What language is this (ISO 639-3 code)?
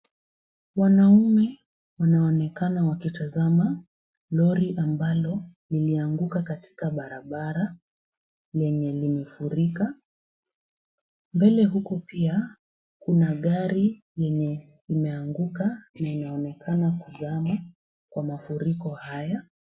swa